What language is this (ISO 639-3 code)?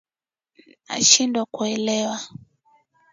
swa